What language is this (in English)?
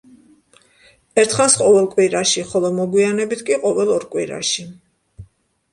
Georgian